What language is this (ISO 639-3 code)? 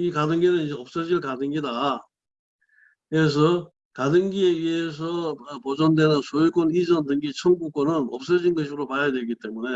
kor